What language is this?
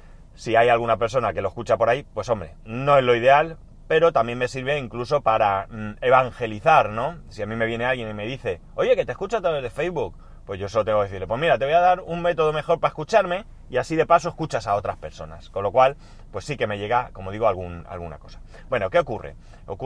Spanish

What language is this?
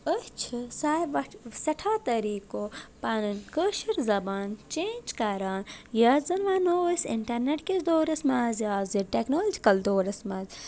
Kashmiri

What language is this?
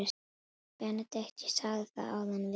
Icelandic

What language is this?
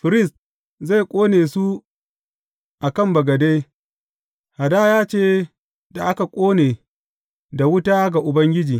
Hausa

